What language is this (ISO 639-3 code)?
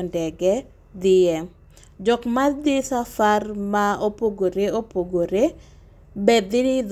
luo